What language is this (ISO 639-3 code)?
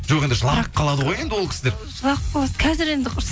kaz